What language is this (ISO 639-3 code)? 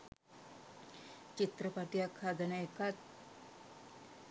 sin